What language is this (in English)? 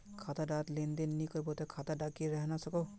Magahi